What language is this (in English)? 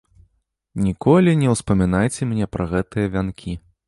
Belarusian